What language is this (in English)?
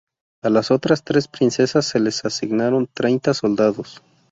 Spanish